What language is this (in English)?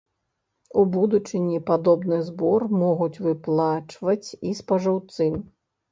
Belarusian